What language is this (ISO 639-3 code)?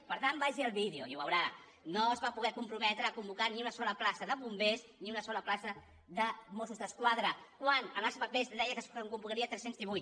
cat